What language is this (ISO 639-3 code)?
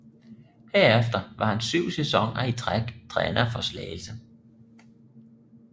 dan